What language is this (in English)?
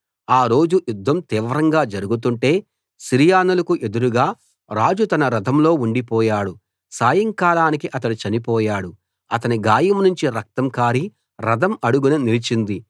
Telugu